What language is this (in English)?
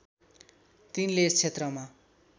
Nepali